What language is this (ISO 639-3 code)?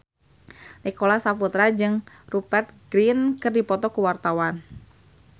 sun